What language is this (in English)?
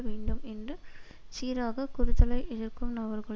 Tamil